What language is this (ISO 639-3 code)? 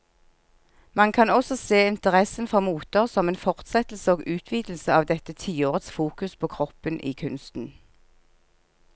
nor